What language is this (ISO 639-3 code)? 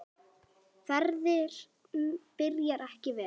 isl